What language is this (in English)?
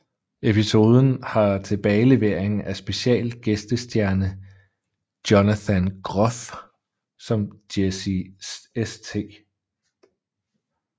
Danish